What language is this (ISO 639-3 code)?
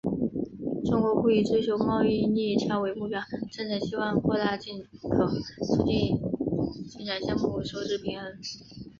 zho